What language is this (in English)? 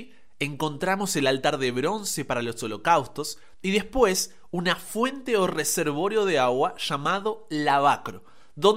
Spanish